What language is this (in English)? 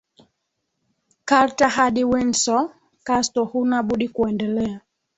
Swahili